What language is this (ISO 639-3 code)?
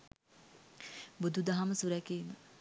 sin